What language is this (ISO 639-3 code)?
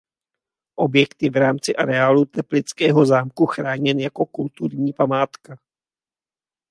ces